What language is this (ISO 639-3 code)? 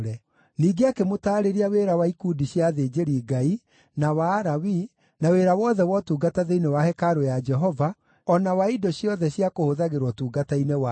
kik